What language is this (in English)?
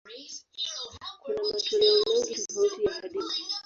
Swahili